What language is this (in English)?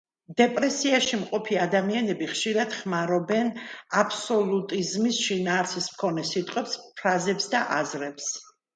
Georgian